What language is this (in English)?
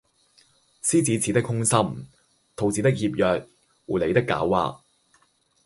Cantonese